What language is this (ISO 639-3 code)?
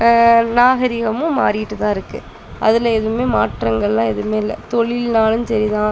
tam